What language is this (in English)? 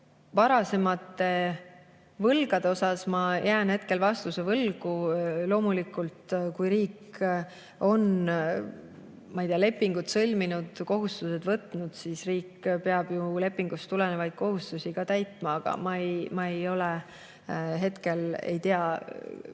Estonian